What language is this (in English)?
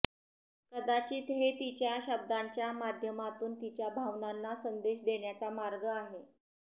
Marathi